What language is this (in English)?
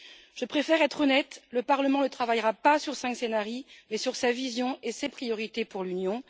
French